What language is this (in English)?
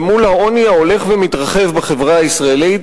Hebrew